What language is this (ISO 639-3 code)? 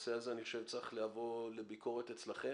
heb